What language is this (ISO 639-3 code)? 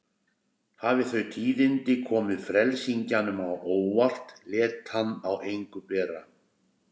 isl